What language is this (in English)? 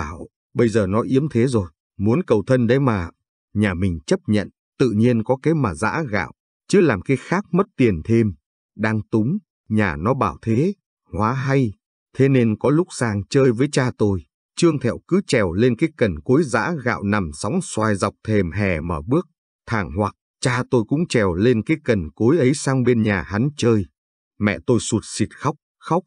Vietnamese